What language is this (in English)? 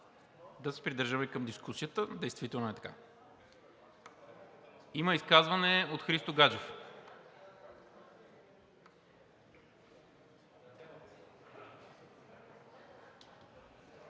Bulgarian